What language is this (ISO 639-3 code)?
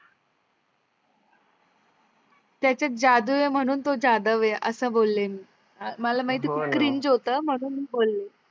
mar